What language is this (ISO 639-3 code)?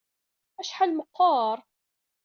kab